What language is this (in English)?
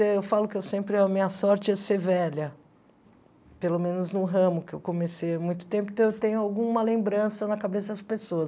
Portuguese